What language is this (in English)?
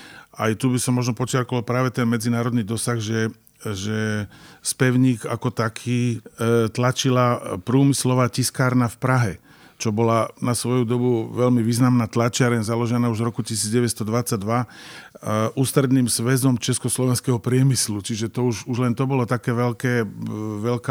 Slovak